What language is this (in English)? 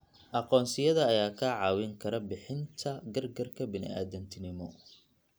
Somali